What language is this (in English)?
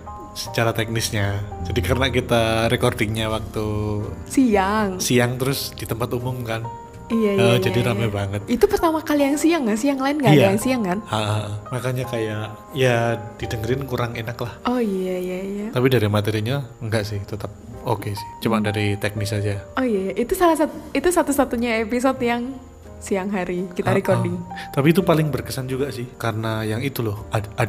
Indonesian